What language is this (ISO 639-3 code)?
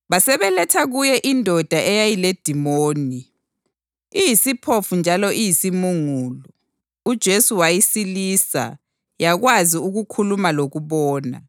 nde